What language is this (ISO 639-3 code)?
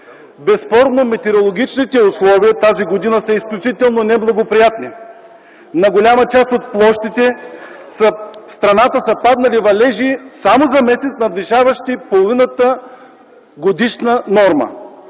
bul